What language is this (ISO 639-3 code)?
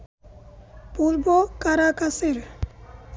ben